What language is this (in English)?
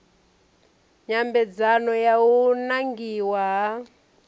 Venda